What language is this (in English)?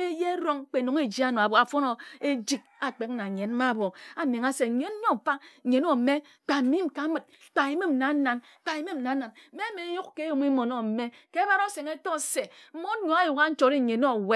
Ejagham